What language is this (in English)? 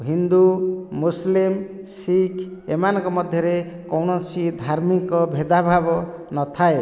Odia